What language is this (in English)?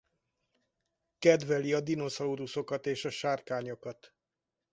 Hungarian